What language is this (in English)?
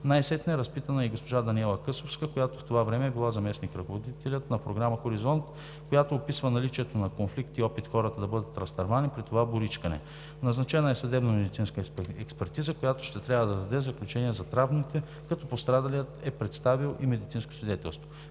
Bulgarian